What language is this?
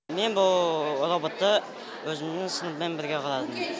Kazakh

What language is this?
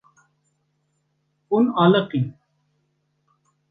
Kurdish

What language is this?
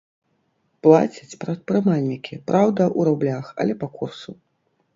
Belarusian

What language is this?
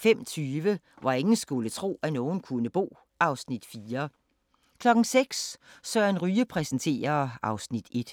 Danish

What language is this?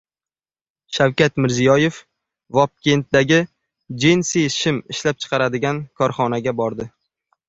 Uzbek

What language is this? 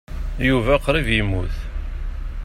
Kabyle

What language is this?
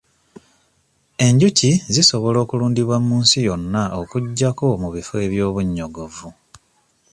Ganda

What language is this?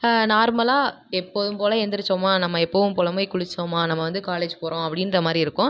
Tamil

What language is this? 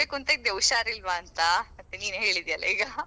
Kannada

